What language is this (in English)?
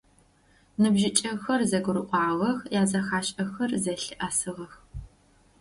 Adyghe